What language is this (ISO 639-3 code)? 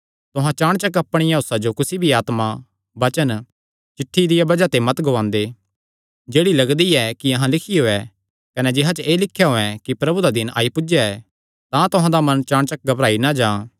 xnr